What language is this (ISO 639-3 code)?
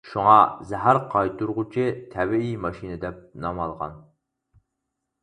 uig